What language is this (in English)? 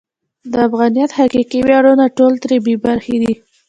Pashto